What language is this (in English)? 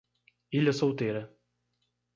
Portuguese